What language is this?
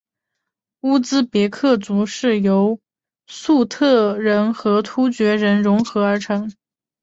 Chinese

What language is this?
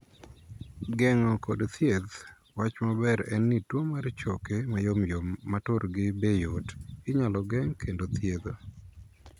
Luo (Kenya and Tanzania)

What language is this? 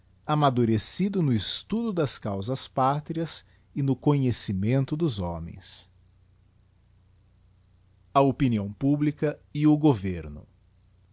Portuguese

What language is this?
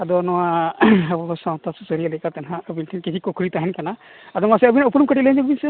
Santali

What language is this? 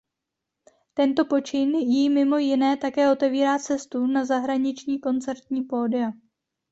Czech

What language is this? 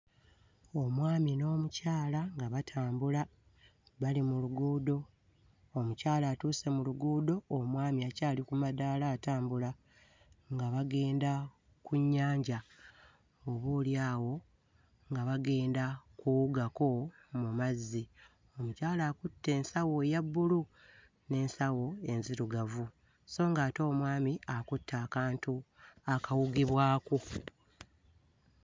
Ganda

